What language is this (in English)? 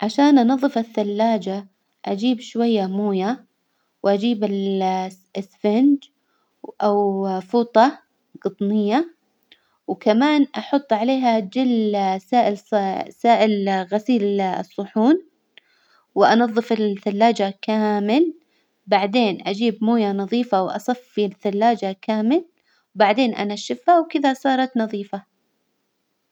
Hijazi Arabic